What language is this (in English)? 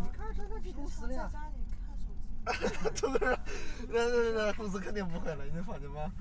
Chinese